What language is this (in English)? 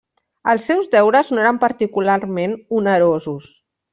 Catalan